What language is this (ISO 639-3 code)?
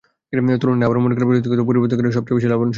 ben